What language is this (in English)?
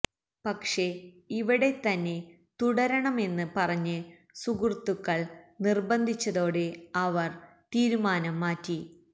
Malayalam